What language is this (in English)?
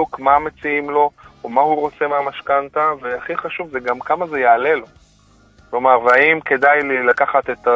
Hebrew